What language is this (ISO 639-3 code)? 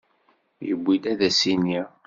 kab